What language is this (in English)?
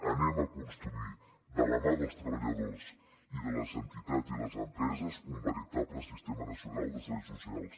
Catalan